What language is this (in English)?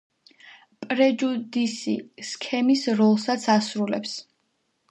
Georgian